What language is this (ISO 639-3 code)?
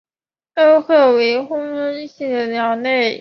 zho